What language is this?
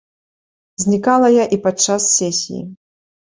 Belarusian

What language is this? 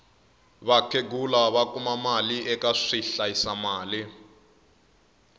Tsonga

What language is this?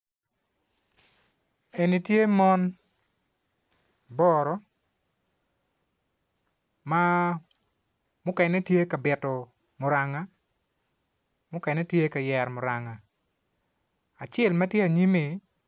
Acoli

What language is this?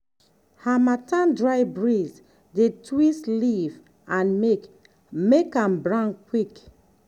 Nigerian Pidgin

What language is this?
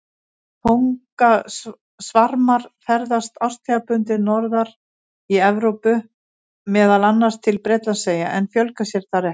Icelandic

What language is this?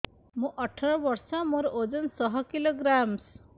Odia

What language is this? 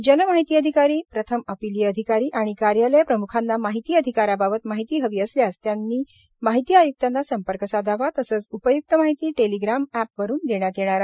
Marathi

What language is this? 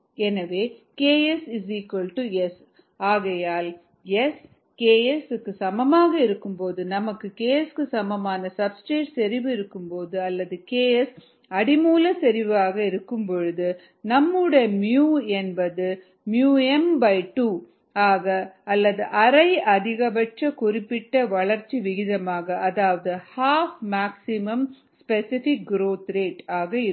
Tamil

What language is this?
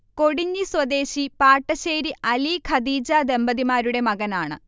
Malayalam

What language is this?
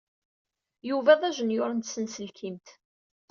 Kabyle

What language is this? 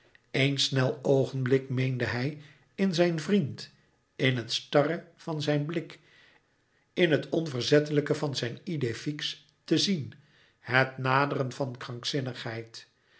Dutch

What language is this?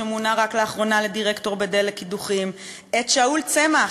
Hebrew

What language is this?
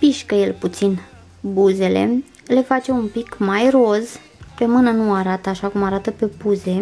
Romanian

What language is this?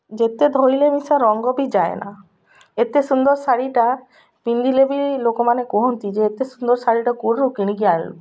Odia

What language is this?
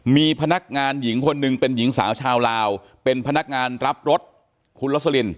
Thai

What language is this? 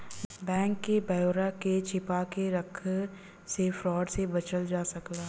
Bhojpuri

